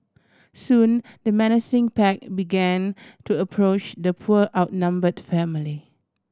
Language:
English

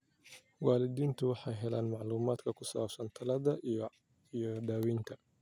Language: Somali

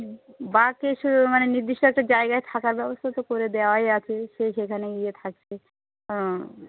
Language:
Bangla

